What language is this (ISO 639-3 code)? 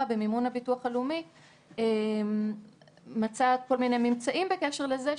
heb